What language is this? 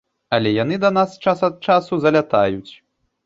Belarusian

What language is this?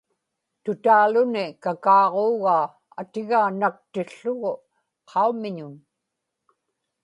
Inupiaq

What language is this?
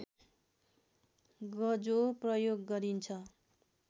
Nepali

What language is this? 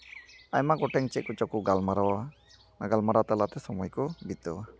Santali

